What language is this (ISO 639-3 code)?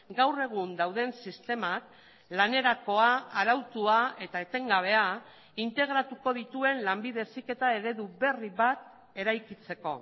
eus